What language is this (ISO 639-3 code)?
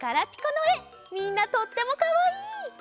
jpn